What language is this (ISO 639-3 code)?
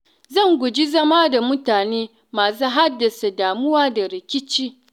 hau